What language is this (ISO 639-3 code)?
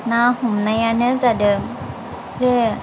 brx